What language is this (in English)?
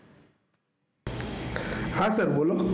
Gujarati